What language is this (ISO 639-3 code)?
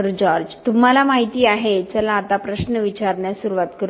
mar